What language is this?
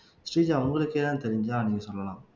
Tamil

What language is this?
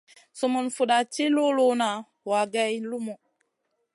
Masana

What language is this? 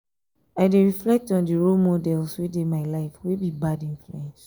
Nigerian Pidgin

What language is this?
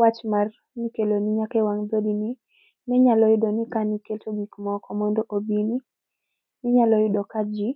Luo (Kenya and Tanzania)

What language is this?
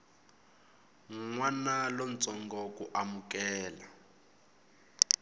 Tsonga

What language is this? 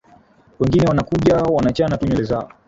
Swahili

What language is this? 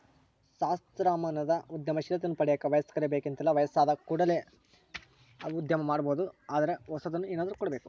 Kannada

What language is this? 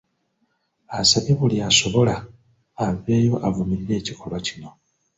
Ganda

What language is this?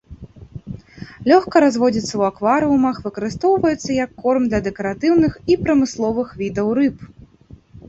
Belarusian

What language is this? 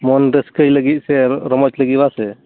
Santali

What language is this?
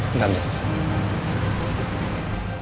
Indonesian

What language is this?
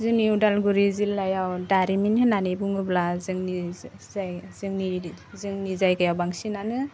Bodo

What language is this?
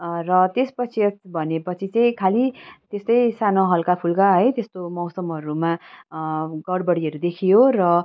Nepali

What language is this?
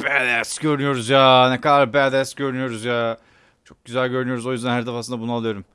Turkish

